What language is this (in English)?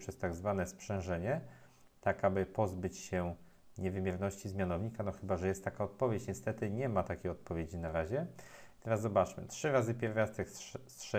Polish